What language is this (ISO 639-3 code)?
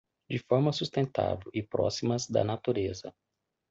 por